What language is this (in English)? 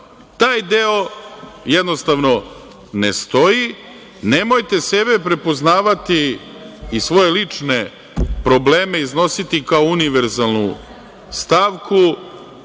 Serbian